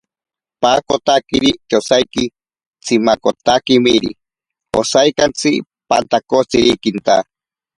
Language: Ashéninka Perené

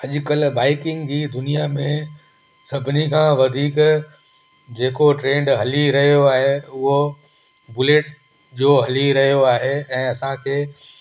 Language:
Sindhi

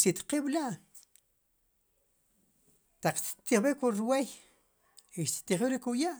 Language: Sipacapense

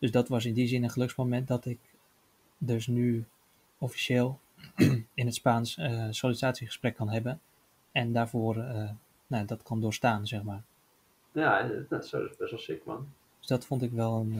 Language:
Dutch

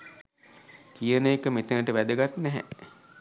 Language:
Sinhala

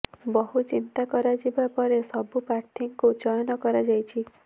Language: Odia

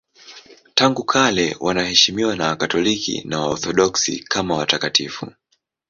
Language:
Swahili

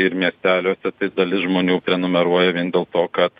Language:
Lithuanian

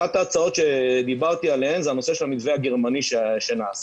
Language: Hebrew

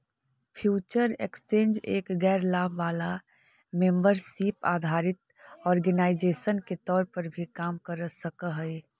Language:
Magahi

